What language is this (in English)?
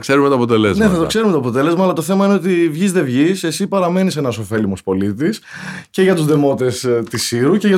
Greek